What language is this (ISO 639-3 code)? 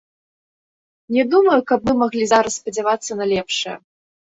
bel